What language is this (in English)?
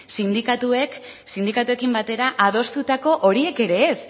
Basque